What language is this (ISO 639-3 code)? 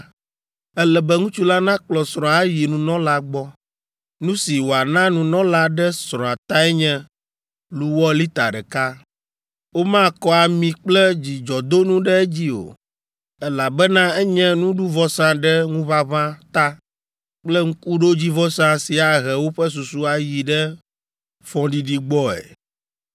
ewe